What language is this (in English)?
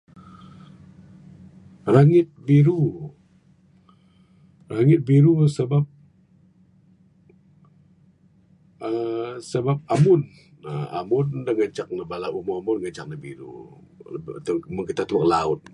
Bukar-Sadung Bidayuh